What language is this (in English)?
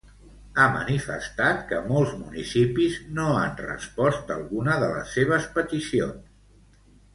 Catalan